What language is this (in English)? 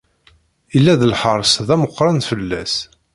Kabyle